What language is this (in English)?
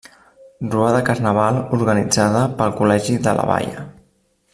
Catalan